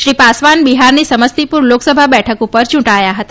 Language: Gujarati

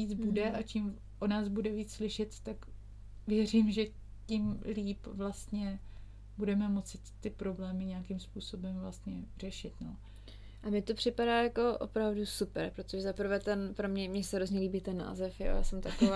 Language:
Czech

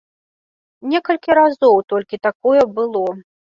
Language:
Belarusian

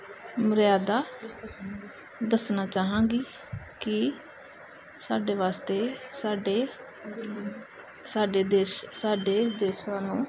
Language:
Punjabi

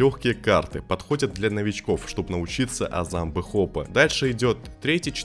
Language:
Russian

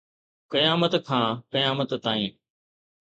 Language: Sindhi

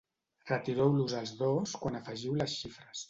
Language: Catalan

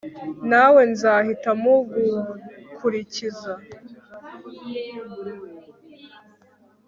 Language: Kinyarwanda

